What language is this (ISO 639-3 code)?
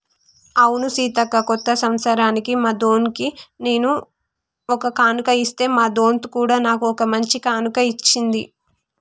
tel